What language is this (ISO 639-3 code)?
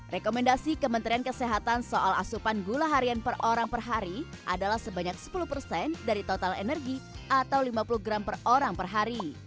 ind